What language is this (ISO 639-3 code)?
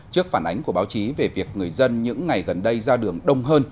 vie